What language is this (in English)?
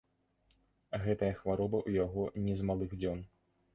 Belarusian